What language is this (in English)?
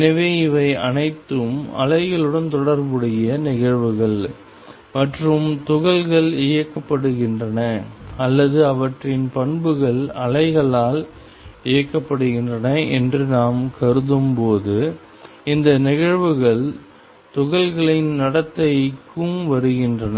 Tamil